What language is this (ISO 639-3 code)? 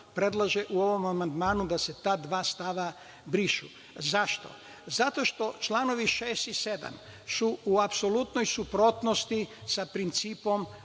srp